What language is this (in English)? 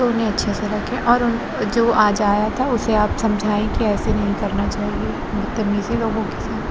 Urdu